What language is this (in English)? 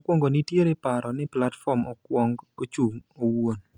Luo (Kenya and Tanzania)